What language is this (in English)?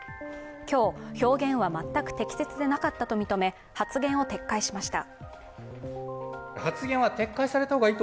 Japanese